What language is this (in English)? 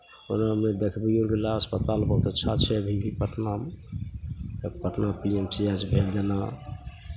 Maithili